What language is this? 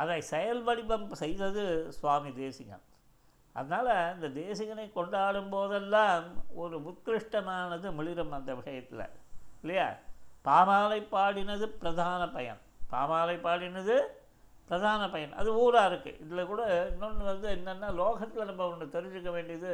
Tamil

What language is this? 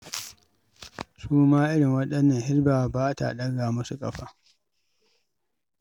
Hausa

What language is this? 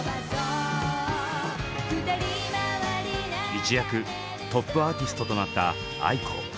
Japanese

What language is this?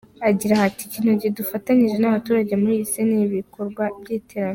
Kinyarwanda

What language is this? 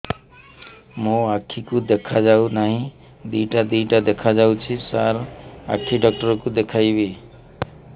Odia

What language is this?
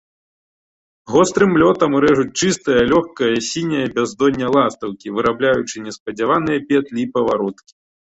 Belarusian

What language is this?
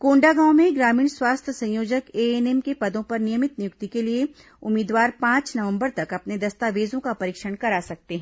Hindi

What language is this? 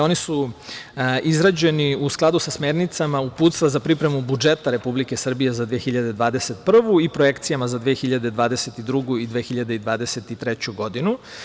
Serbian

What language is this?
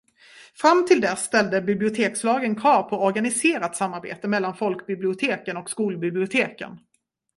Swedish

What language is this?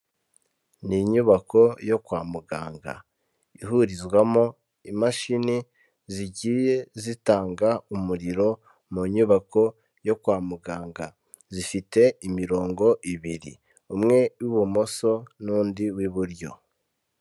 Kinyarwanda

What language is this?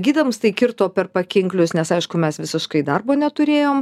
Lithuanian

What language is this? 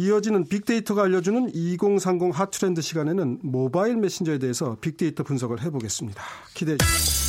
Korean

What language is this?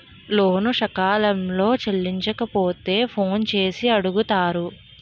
Telugu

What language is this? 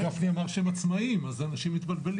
Hebrew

